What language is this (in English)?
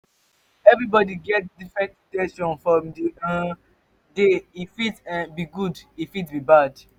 Nigerian Pidgin